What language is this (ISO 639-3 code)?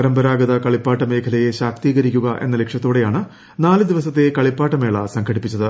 mal